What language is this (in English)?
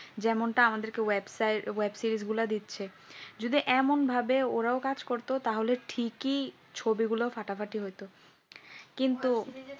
Bangla